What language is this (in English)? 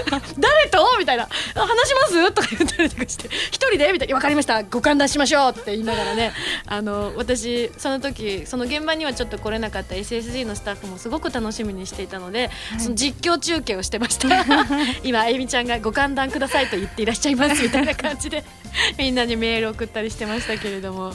Japanese